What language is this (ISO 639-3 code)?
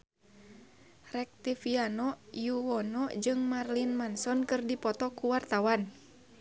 sun